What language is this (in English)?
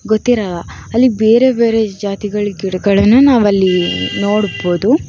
Kannada